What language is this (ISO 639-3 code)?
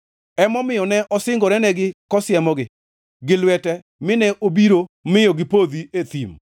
luo